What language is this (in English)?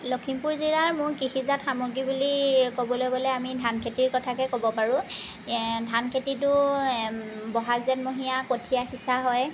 Assamese